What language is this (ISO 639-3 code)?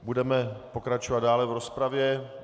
ces